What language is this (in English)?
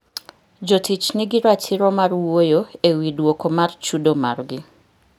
Luo (Kenya and Tanzania)